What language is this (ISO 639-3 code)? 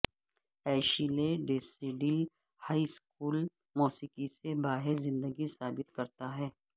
urd